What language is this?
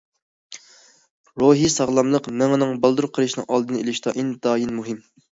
Uyghur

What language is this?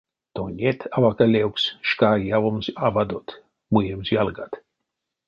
Erzya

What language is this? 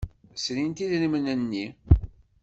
Kabyle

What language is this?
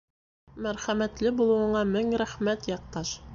Bashkir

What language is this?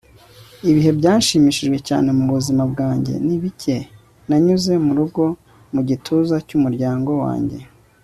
Kinyarwanda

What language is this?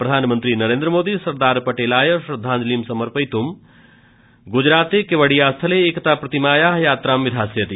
Sanskrit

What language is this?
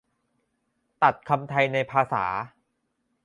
Thai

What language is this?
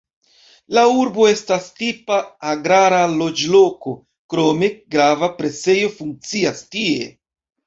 Esperanto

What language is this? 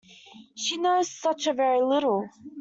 English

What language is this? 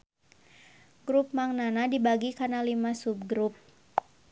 Sundanese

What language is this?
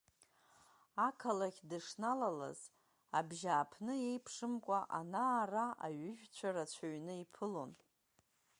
Abkhazian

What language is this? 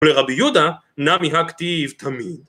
Hebrew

